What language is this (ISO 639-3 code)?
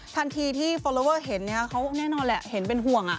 tha